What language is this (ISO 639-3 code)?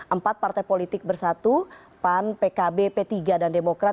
ind